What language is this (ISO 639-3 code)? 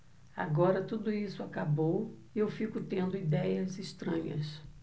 por